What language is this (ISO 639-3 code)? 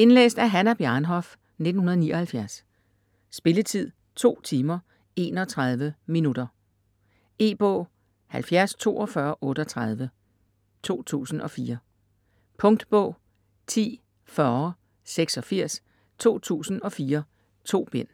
dan